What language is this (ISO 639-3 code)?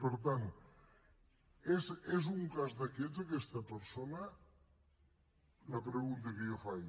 cat